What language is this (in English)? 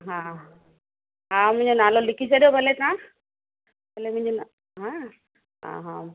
Sindhi